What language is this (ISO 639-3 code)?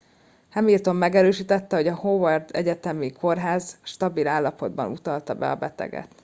hun